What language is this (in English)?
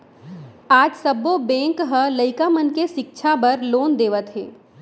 Chhattisgarhi